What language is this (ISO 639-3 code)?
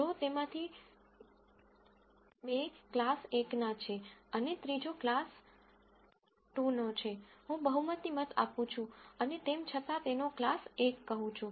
guj